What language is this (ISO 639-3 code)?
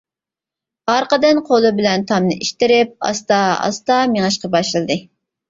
uig